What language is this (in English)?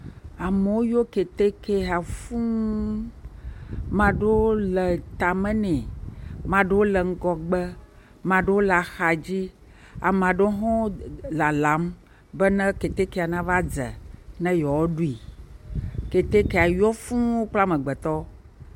Ewe